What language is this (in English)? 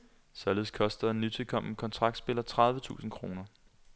Danish